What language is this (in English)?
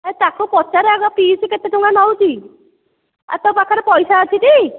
Odia